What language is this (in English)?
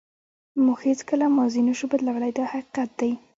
Pashto